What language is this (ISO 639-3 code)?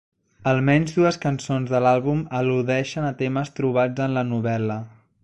cat